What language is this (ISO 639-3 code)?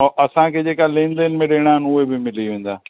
snd